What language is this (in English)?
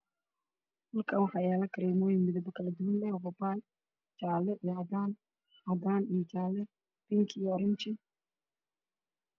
Somali